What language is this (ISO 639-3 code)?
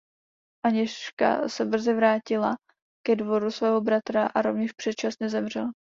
ces